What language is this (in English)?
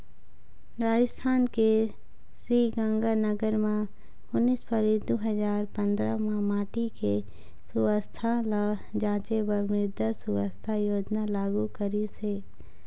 Chhattisgarhi